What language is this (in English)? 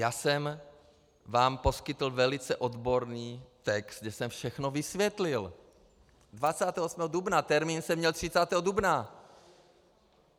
Czech